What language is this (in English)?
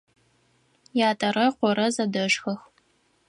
Adyghe